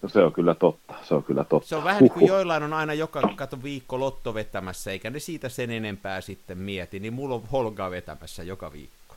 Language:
Finnish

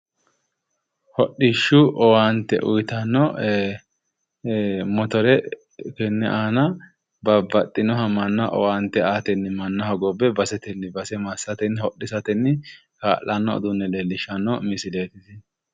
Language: Sidamo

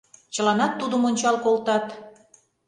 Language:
Mari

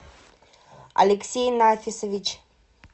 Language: Russian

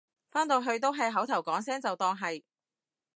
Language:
Cantonese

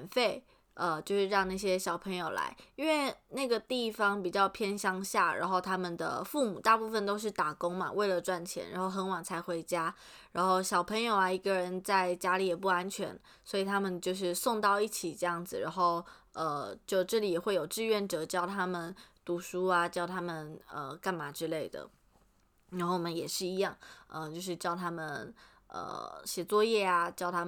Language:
Chinese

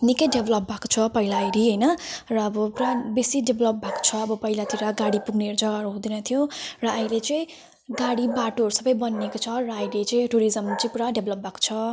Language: Nepali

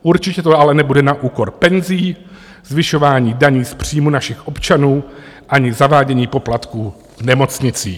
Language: Czech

